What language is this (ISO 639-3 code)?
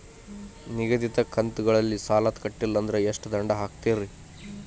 kan